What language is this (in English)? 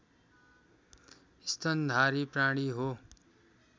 Nepali